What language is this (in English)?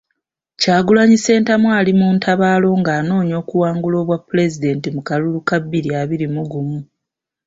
Ganda